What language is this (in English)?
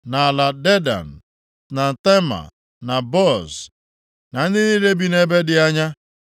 Igbo